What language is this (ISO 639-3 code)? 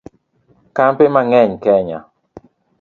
luo